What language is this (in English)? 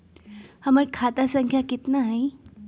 Magahi